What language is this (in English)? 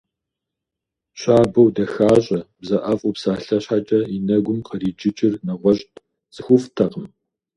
Kabardian